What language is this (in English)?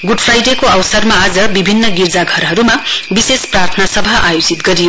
Nepali